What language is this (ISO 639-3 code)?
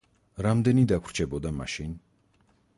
kat